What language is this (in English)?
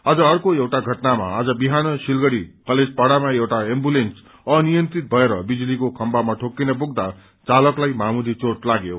Nepali